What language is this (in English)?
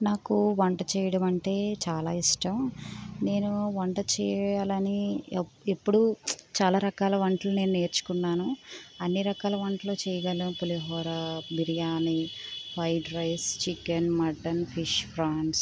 Telugu